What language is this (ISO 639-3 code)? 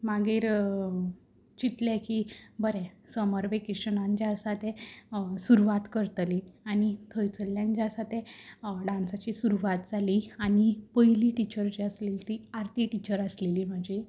kok